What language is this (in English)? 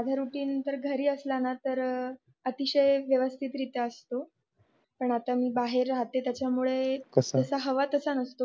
Marathi